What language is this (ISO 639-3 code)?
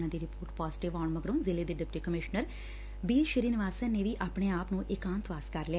pan